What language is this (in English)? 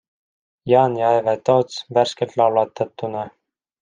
Estonian